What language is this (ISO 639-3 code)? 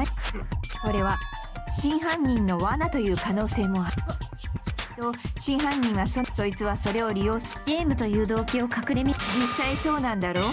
jpn